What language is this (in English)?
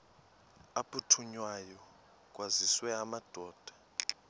Xhosa